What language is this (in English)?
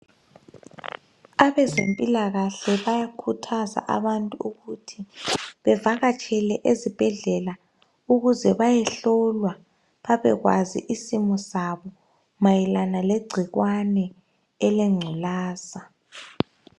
North Ndebele